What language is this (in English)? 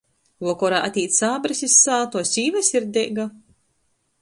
Latgalian